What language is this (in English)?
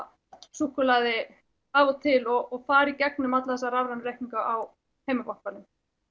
Icelandic